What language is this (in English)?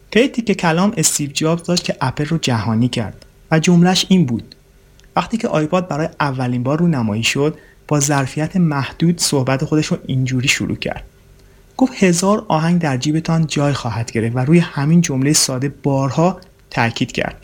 Persian